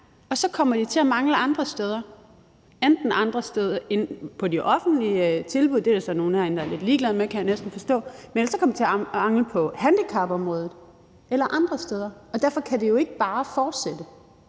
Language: Danish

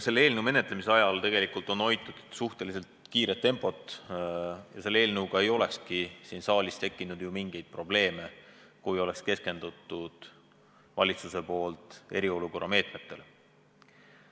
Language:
Estonian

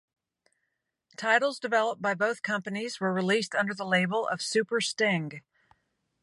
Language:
English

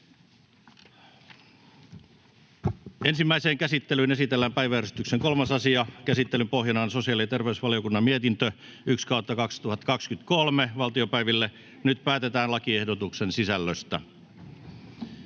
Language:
Finnish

